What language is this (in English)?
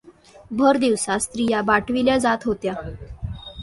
Marathi